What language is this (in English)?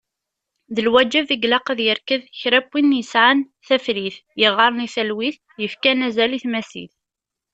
Kabyle